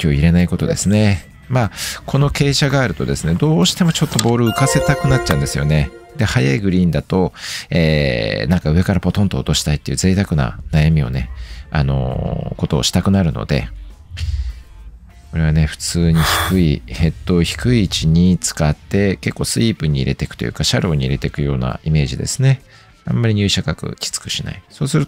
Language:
Japanese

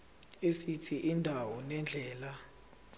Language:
Zulu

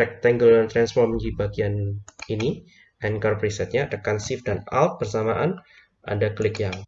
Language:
Indonesian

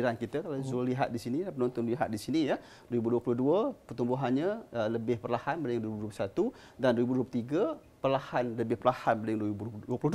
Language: Malay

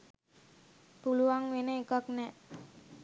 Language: Sinhala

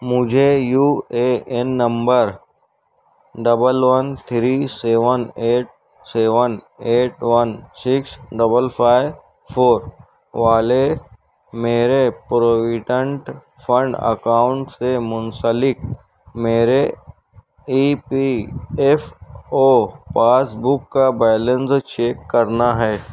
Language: Urdu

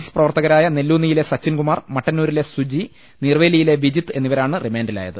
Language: Malayalam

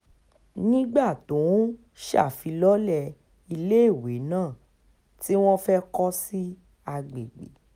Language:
Yoruba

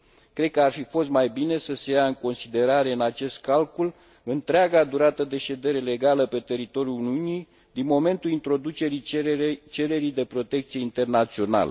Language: Romanian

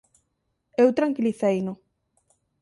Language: Galician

